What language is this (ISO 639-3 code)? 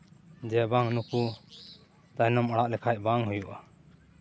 sat